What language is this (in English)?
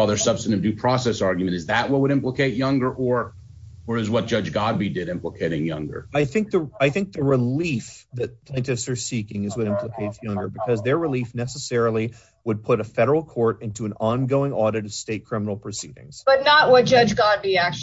English